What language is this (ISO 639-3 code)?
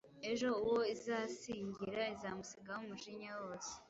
kin